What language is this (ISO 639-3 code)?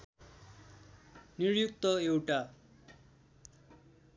nep